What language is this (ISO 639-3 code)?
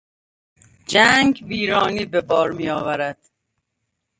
fas